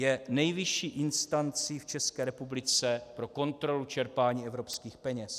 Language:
Czech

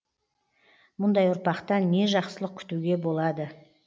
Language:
Kazakh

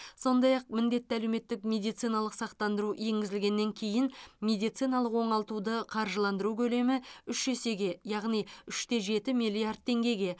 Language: Kazakh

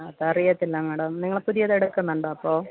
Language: Malayalam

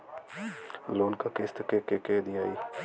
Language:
Bhojpuri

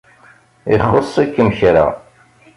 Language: Kabyle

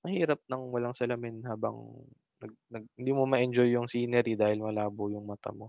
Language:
Filipino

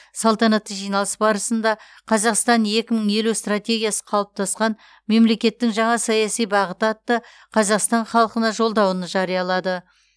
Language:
Kazakh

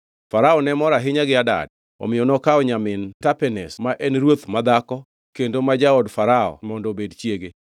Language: Luo (Kenya and Tanzania)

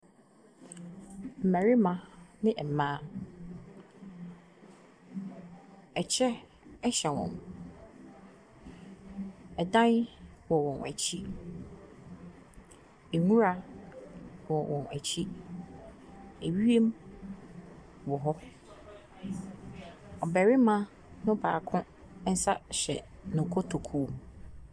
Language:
Akan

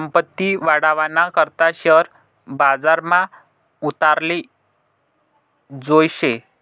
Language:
Marathi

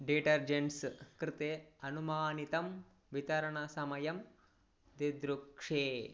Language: Sanskrit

